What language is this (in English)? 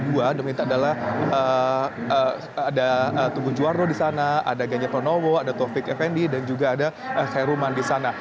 Indonesian